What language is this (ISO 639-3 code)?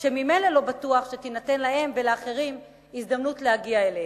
heb